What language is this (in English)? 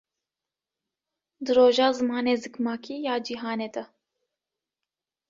Kurdish